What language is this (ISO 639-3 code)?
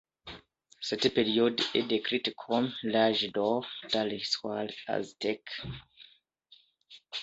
fra